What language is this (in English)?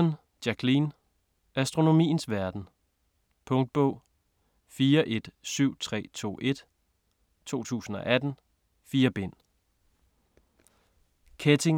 Danish